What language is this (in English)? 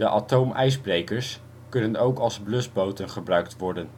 Dutch